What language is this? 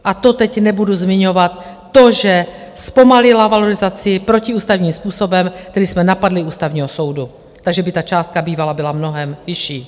Czech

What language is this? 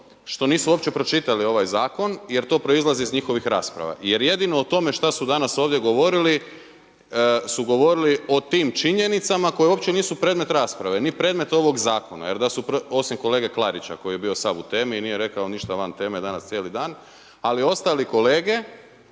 Croatian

